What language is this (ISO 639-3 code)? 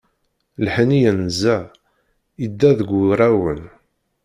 kab